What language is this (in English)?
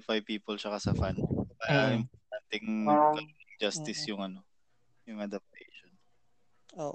Filipino